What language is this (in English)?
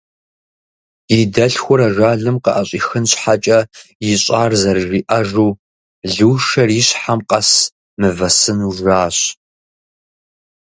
Kabardian